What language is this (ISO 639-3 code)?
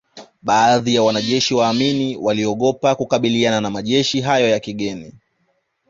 swa